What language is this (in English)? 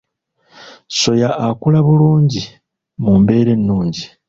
Ganda